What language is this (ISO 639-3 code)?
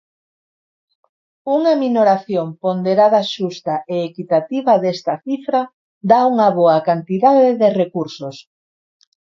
glg